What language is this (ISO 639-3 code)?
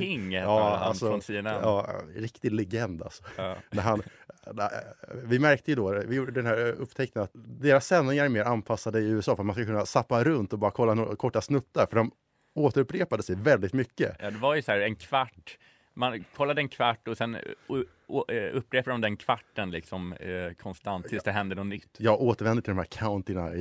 swe